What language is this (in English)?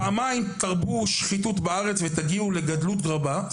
Hebrew